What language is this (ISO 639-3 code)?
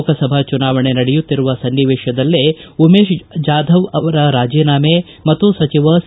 kan